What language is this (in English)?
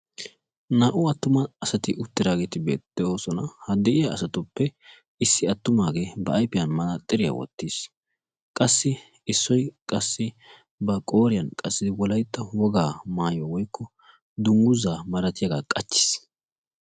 Wolaytta